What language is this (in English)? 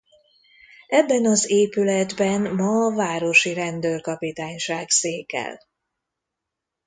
Hungarian